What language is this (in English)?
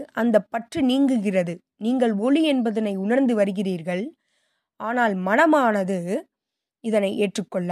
Tamil